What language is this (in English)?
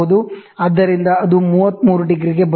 Kannada